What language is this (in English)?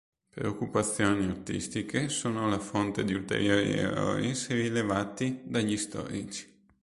Italian